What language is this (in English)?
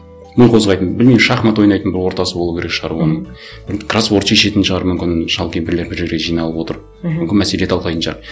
Kazakh